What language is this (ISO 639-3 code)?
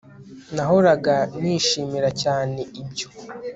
kin